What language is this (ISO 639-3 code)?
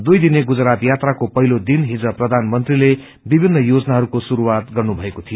nep